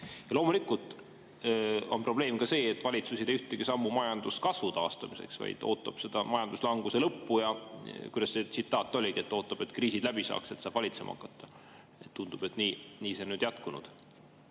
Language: Estonian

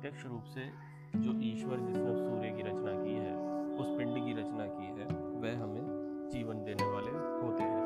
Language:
Hindi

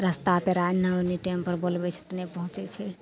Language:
Maithili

